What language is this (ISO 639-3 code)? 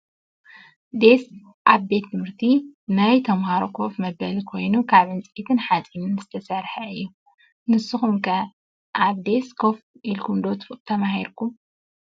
tir